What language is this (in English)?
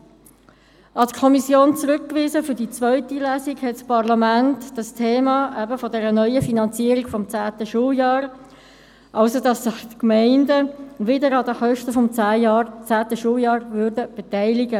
Swiss German